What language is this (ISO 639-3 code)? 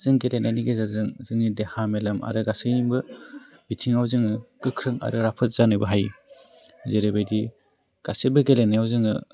brx